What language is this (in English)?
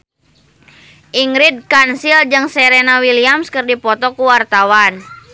Sundanese